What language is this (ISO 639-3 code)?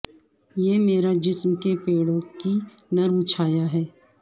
urd